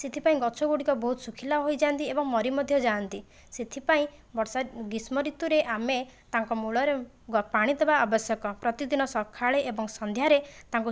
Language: Odia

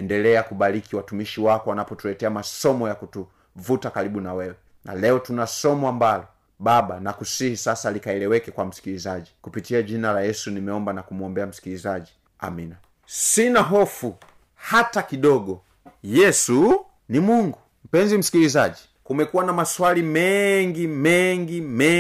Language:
Swahili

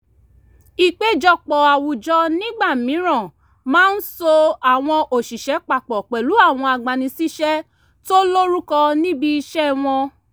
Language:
Yoruba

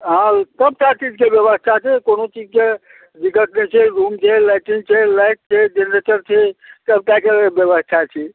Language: Maithili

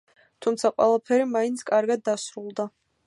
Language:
Georgian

